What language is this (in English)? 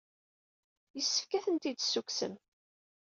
Kabyle